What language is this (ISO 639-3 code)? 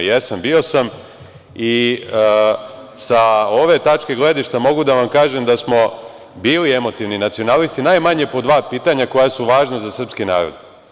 srp